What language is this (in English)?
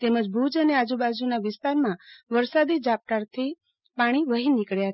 Gujarati